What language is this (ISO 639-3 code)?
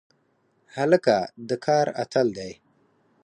pus